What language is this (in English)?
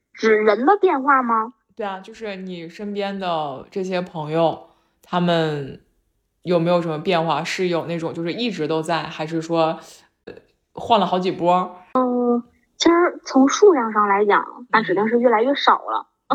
Chinese